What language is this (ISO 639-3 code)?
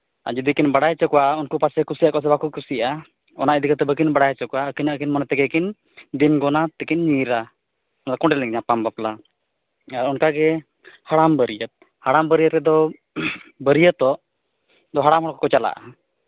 sat